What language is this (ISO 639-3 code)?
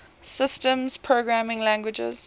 eng